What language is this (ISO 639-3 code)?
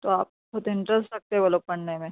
urd